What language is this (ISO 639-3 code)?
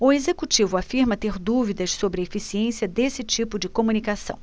por